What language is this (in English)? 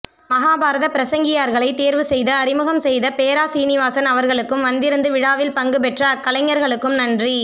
Tamil